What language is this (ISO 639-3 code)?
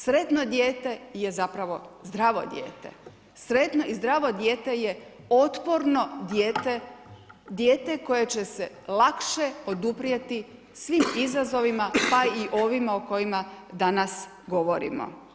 hrv